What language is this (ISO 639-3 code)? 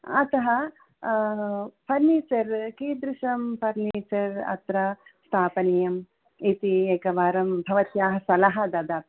san